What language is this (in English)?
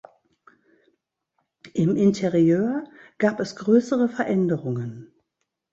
German